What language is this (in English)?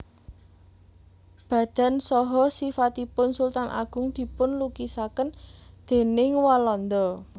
Javanese